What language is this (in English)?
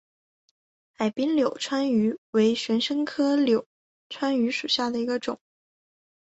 Chinese